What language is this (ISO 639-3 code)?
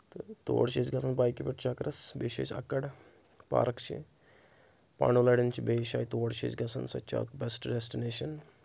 kas